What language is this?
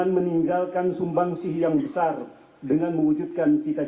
Indonesian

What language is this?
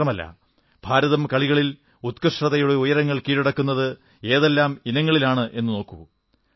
Malayalam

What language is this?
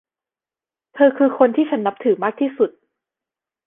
Thai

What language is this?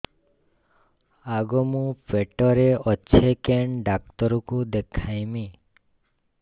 Odia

